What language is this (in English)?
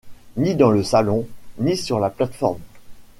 French